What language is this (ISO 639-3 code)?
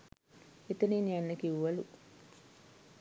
sin